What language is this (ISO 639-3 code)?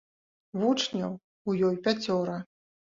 bel